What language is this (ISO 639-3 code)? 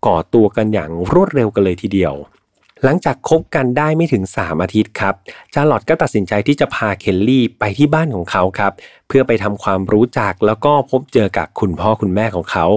tha